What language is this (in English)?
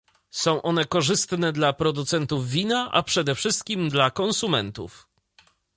Polish